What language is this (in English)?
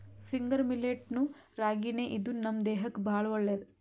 Kannada